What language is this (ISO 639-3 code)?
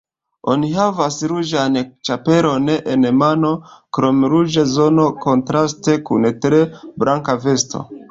epo